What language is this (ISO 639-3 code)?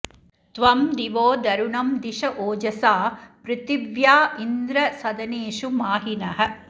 san